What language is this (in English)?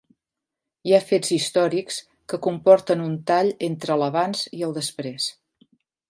Catalan